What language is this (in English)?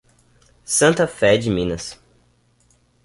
Portuguese